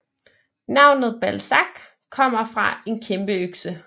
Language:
Danish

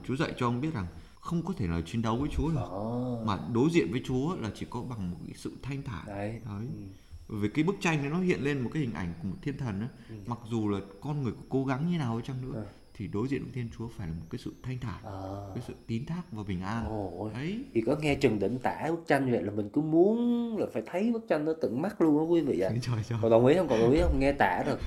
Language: Vietnamese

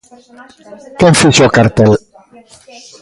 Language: Galician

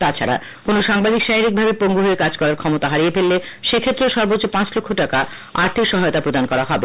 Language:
Bangla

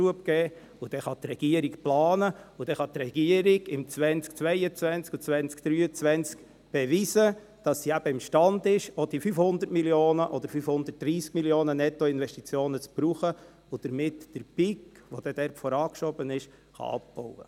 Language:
Swiss German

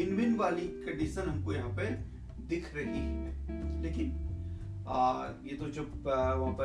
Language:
Hindi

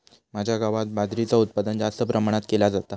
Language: Marathi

